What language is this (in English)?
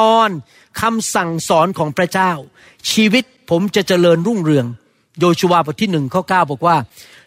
Thai